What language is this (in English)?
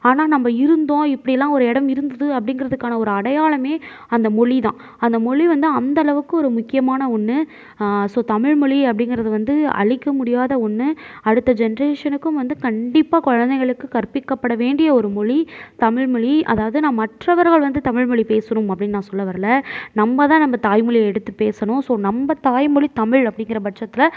Tamil